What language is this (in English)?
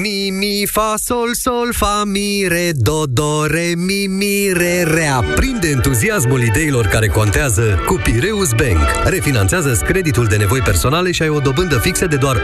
Romanian